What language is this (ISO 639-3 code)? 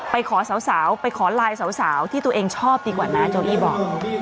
tha